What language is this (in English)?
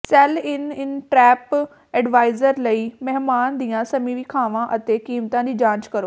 Punjabi